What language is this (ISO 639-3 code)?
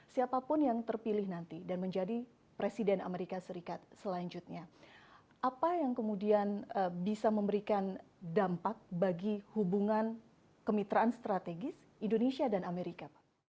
ind